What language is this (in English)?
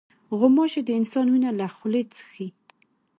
Pashto